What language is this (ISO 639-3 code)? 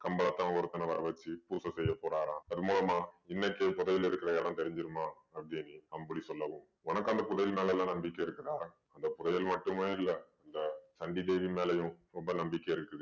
tam